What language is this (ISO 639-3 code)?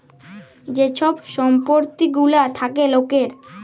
ben